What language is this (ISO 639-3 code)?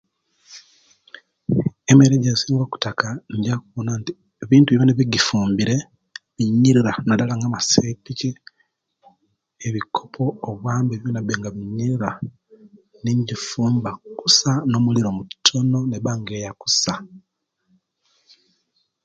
lke